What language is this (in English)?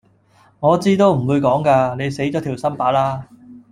Cantonese